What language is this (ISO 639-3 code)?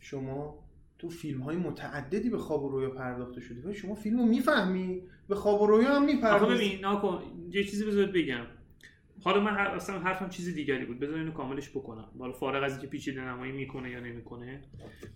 fas